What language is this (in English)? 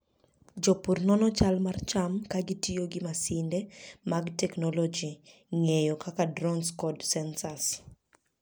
Luo (Kenya and Tanzania)